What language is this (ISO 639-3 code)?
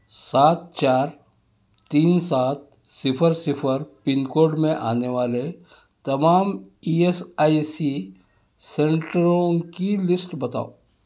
urd